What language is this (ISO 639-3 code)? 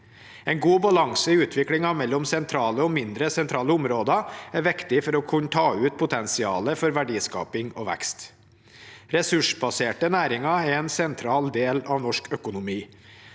nor